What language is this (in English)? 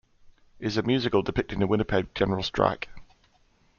English